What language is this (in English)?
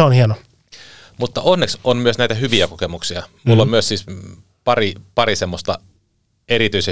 Finnish